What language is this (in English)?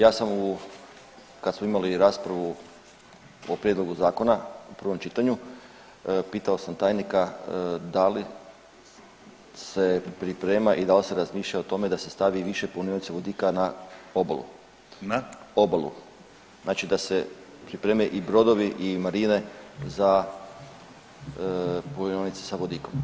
Croatian